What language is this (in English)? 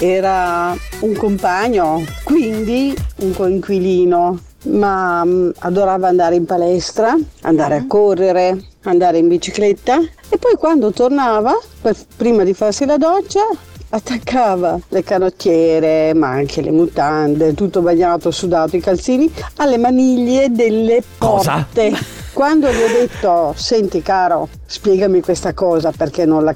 Italian